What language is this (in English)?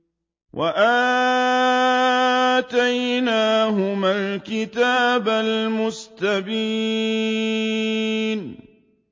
Arabic